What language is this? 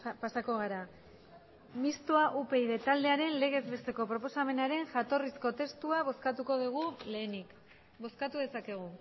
Basque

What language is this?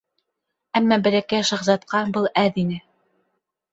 Bashkir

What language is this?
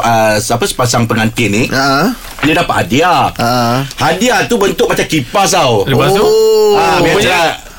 Malay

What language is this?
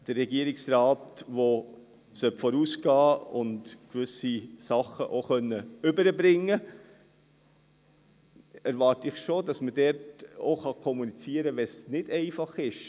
Swiss German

